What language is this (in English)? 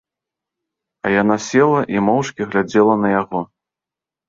Belarusian